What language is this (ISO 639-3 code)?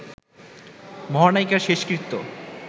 ben